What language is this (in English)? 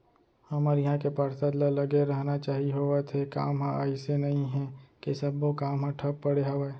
Chhattisgarhi